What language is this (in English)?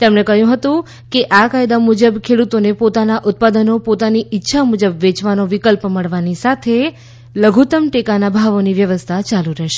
Gujarati